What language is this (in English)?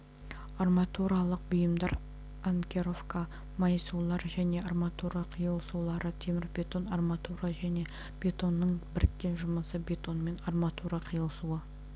Kazakh